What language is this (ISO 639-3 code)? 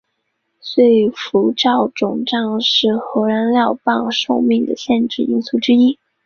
zho